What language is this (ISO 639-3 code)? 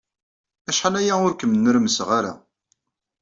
kab